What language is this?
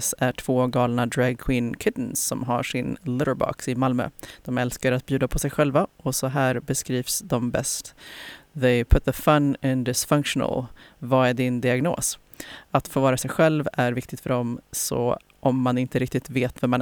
Swedish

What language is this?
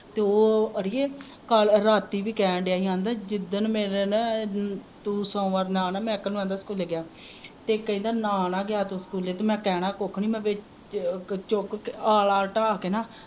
Punjabi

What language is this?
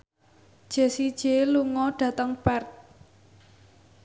Javanese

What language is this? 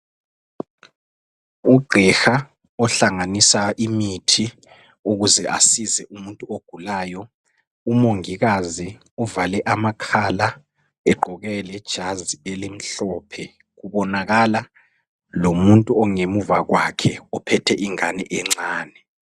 North Ndebele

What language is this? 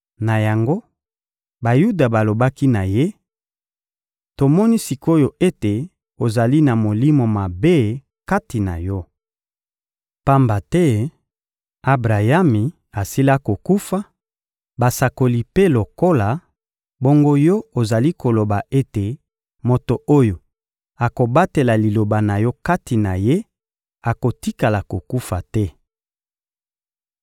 Lingala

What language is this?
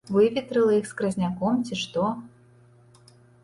Belarusian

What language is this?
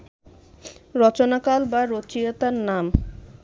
Bangla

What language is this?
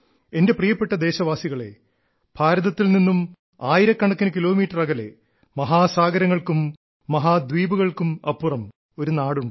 Malayalam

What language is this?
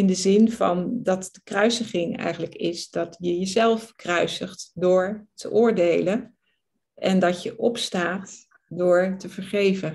Dutch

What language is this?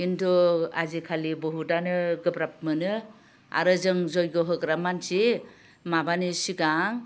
Bodo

